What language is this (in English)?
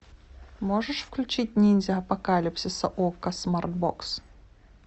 Russian